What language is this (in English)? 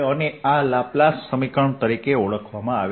Gujarati